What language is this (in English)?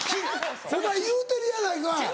Japanese